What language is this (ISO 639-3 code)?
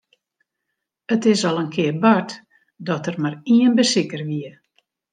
fry